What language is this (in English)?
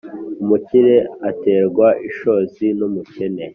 Kinyarwanda